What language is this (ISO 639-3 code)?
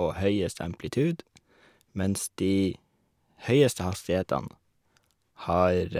nor